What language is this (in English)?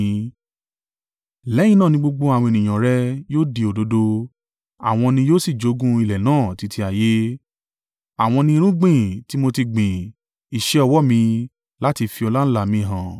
Yoruba